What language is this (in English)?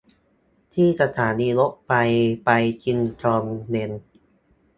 Thai